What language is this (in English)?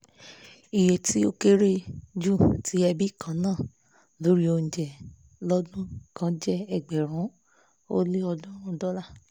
Yoruba